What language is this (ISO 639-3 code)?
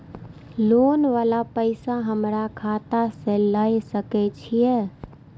mai